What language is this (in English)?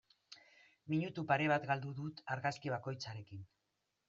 Basque